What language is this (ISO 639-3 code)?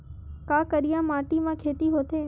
hne